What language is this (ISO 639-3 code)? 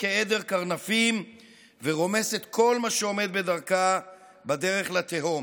heb